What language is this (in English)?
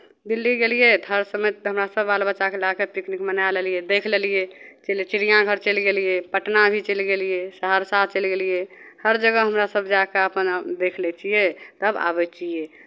Maithili